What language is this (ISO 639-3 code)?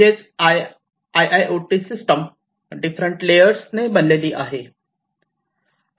mar